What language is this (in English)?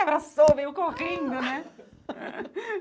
Portuguese